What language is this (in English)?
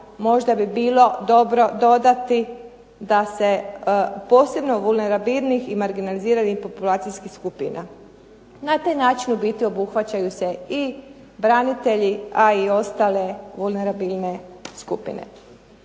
Croatian